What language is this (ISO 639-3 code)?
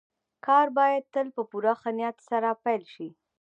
pus